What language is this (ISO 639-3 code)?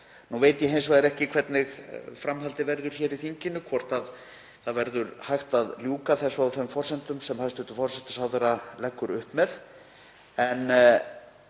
isl